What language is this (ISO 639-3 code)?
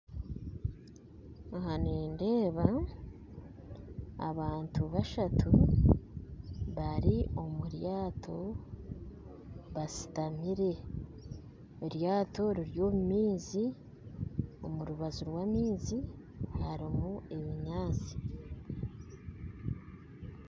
nyn